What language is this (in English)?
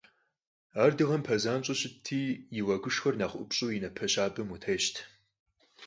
Kabardian